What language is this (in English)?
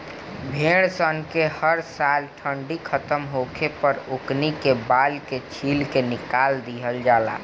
Bhojpuri